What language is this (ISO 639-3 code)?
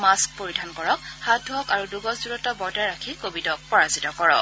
asm